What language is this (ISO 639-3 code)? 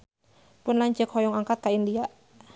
sun